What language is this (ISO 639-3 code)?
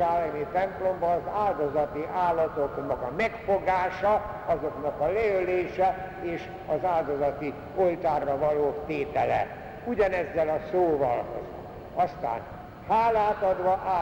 hun